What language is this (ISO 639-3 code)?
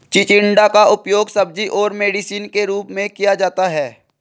hin